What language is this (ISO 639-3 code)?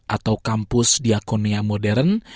ind